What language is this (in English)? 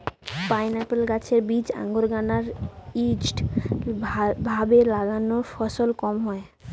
Bangla